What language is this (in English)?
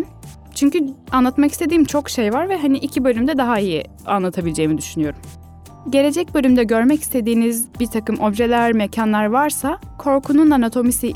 Turkish